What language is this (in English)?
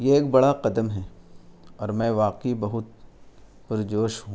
Urdu